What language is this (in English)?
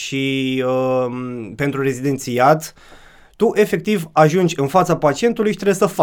Romanian